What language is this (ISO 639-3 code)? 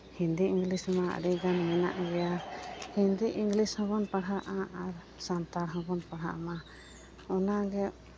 sat